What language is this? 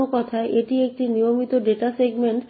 Bangla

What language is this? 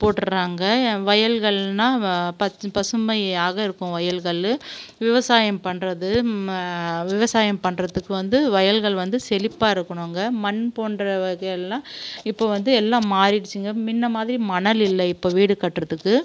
Tamil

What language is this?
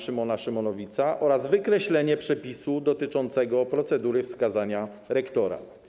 Polish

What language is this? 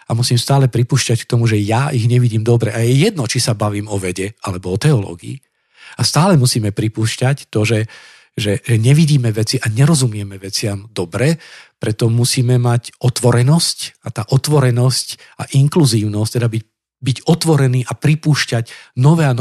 Slovak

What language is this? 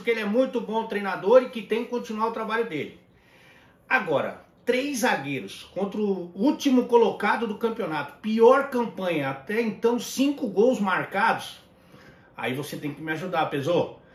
Portuguese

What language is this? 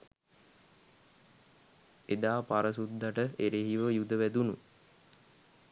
Sinhala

